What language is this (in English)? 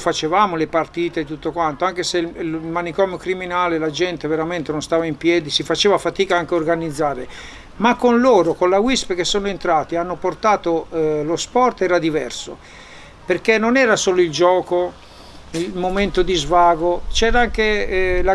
Italian